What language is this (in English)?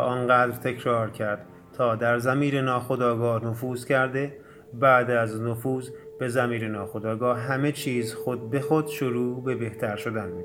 Persian